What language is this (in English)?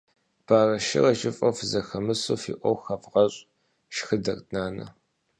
Kabardian